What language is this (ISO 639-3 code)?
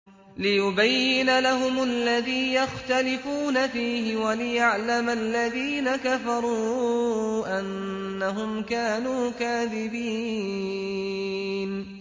ara